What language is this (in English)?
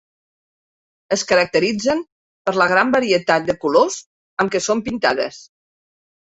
Catalan